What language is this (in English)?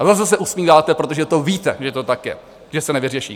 Czech